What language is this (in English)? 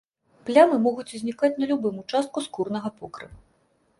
Belarusian